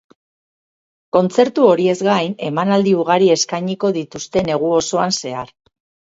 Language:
Basque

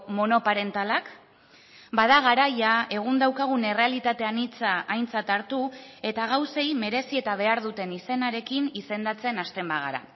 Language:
Basque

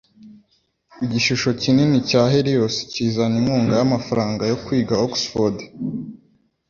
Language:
Kinyarwanda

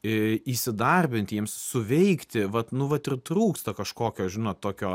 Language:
Lithuanian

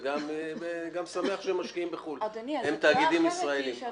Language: Hebrew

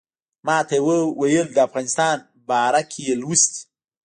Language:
Pashto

